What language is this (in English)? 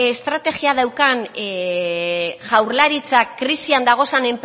Basque